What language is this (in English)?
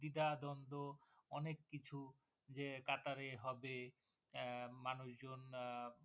Bangla